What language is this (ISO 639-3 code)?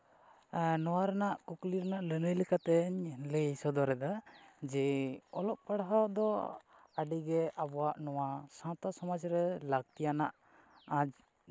sat